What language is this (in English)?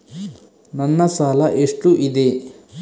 Kannada